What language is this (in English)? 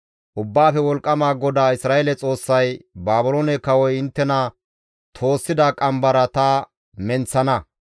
Gamo